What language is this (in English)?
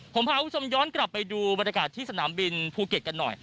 Thai